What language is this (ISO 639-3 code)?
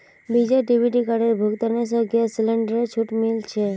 mag